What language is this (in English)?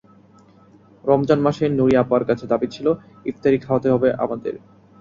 Bangla